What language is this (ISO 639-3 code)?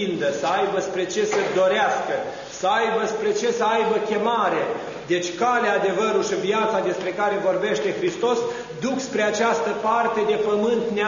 ron